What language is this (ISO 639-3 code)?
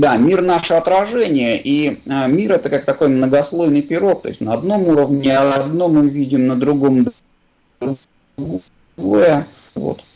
rus